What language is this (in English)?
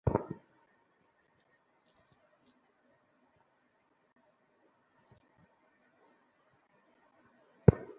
Bangla